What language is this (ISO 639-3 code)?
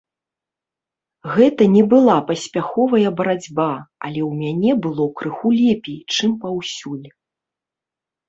bel